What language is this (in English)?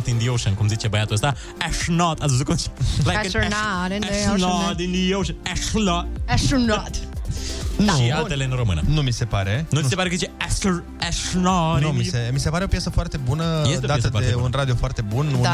Romanian